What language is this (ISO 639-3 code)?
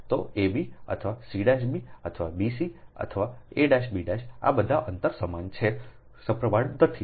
guj